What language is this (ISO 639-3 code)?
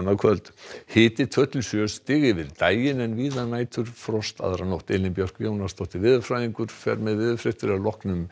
isl